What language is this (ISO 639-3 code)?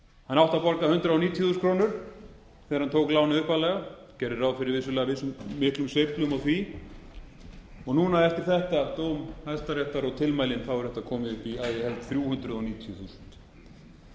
isl